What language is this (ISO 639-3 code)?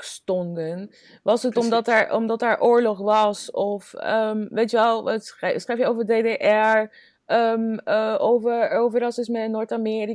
nld